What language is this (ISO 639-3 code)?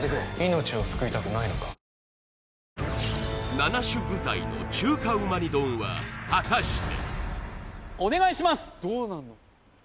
jpn